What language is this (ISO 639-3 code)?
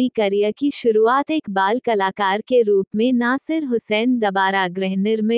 hin